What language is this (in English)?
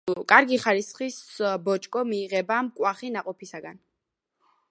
Georgian